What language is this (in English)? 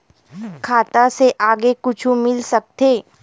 Chhattisgarhi